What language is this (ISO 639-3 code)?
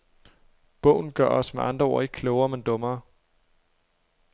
dan